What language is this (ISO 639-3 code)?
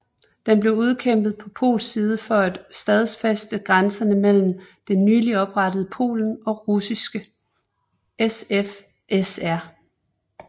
dan